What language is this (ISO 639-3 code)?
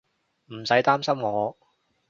yue